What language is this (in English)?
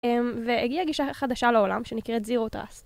Hebrew